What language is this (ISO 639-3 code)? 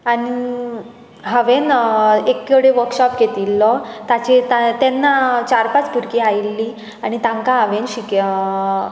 kok